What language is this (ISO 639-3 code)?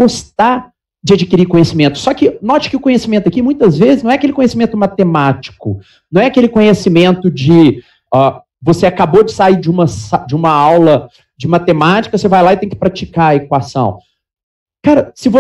por